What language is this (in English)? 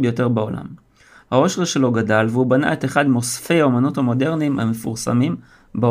Hebrew